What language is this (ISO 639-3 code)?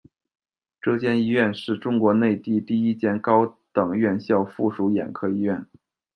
zho